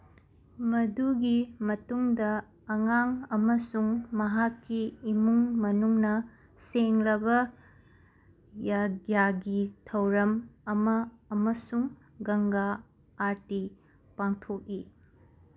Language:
Manipuri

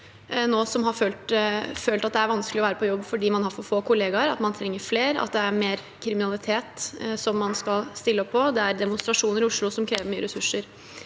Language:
Norwegian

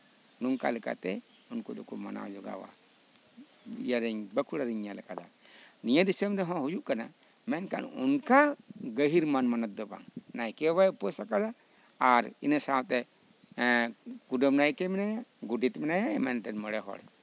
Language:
Santali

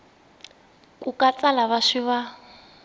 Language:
Tsonga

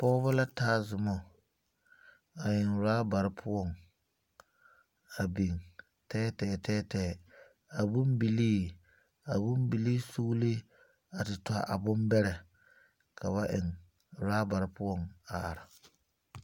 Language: Southern Dagaare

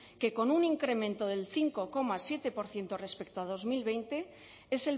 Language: Spanish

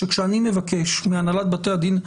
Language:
Hebrew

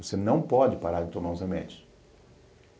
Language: Portuguese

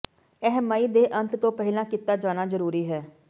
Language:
Punjabi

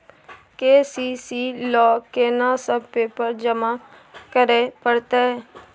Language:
Maithili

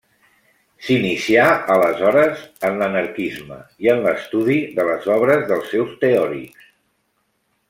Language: Catalan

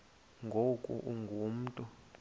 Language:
Xhosa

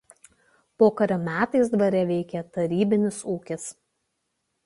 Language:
Lithuanian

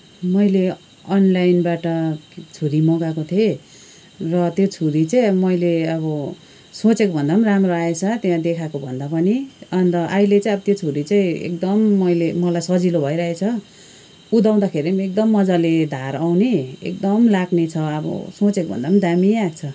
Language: Nepali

